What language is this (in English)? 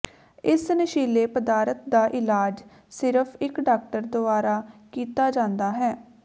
Punjabi